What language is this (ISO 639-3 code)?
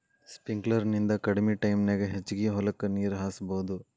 kan